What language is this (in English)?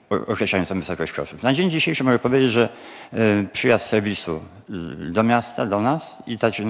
Polish